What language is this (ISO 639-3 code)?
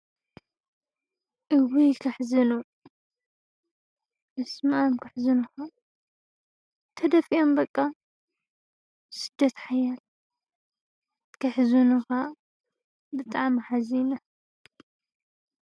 tir